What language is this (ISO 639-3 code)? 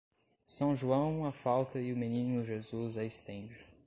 por